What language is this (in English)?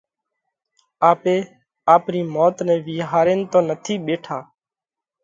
Parkari Koli